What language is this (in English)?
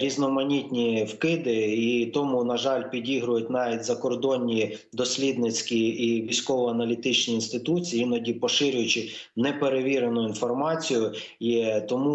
Ukrainian